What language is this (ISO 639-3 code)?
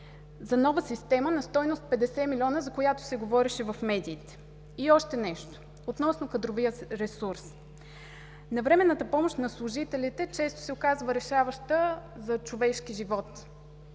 bul